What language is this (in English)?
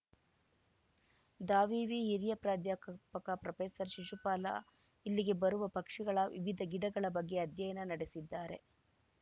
Kannada